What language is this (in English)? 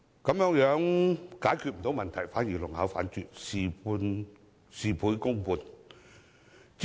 Cantonese